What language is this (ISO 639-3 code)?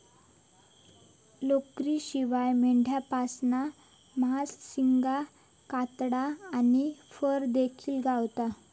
mar